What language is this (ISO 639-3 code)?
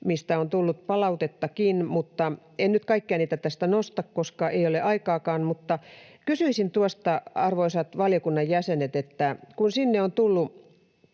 fin